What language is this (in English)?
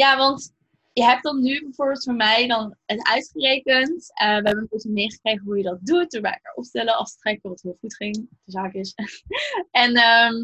Dutch